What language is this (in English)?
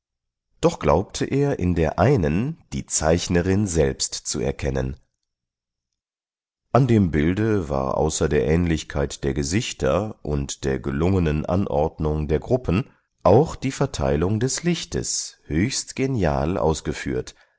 German